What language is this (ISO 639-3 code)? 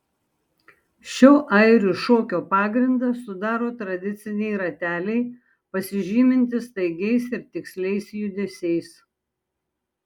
lit